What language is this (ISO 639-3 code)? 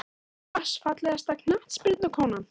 isl